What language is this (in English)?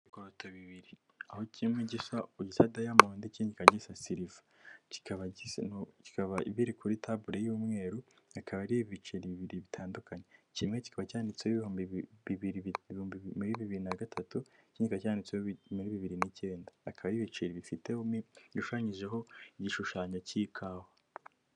Kinyarwanda